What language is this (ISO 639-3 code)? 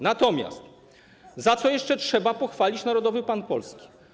pol